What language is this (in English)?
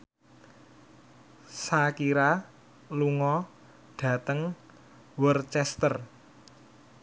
Javanese